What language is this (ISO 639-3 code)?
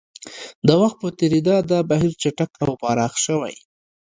pus